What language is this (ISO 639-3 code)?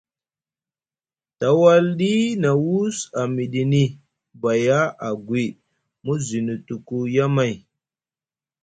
mug